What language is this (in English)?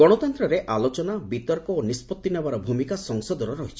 Odia